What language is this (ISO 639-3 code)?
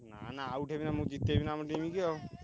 ori